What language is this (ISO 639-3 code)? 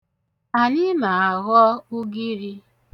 ibo